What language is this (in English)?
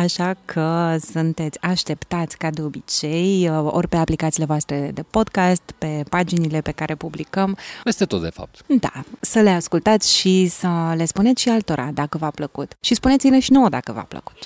Romanian